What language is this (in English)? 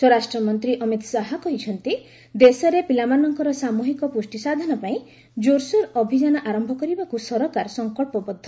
Odia